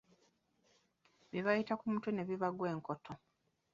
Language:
Ganda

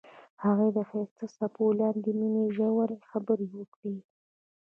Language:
Pashto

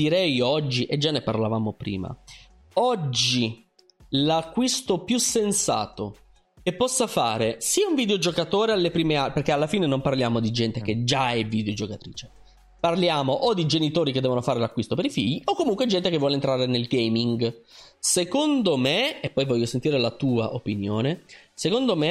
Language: Italian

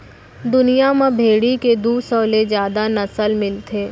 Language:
Chhattisgarhi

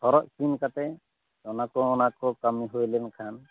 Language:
Santali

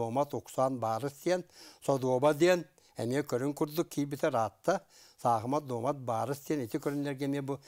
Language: Turkish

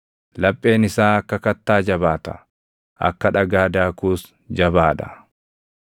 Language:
Oromo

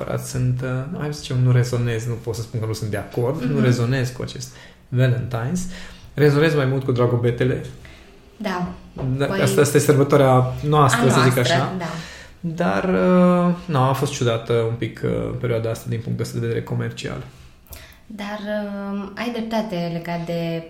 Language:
Romanian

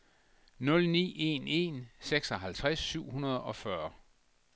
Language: Danish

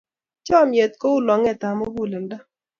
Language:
Kalenjin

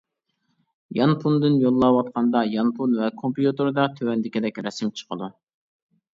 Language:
Uyghur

